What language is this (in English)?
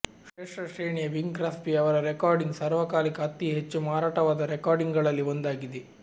Kannada